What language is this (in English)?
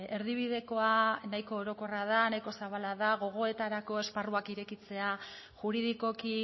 Basque